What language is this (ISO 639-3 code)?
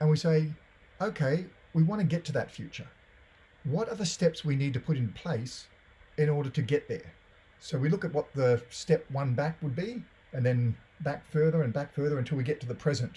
eng